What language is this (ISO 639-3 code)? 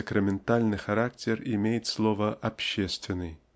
rus